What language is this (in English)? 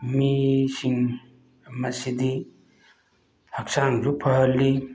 Manipuri